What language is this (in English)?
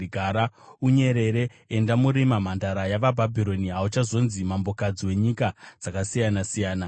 Shona